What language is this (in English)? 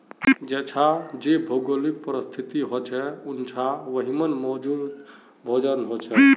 Magahi